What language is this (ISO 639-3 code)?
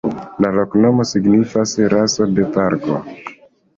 epo